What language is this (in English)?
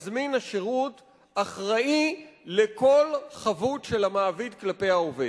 Hebrew